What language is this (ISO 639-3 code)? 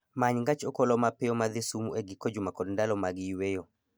luo